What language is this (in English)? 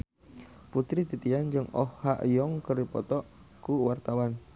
Sundanese